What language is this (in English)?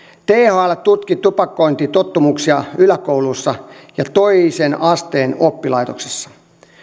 Finnish